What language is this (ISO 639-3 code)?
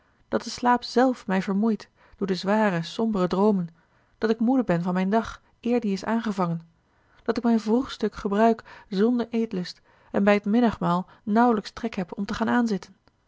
nld